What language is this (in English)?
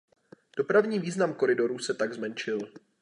Czech